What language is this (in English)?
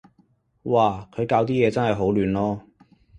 Cantonese